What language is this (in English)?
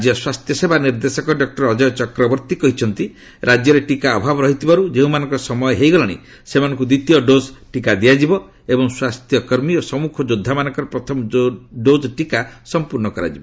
Odia